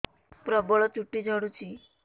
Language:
Odia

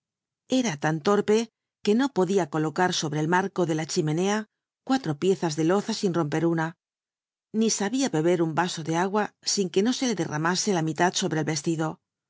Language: Spanish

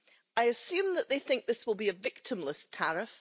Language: English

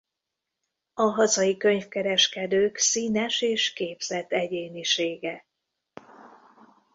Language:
Hungarian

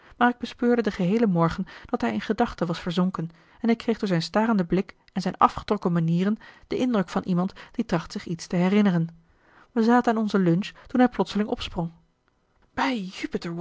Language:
Dutch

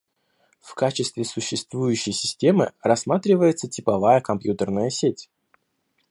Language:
Russian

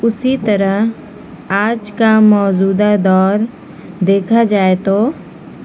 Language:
Urdu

